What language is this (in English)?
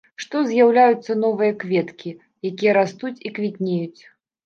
Belarusian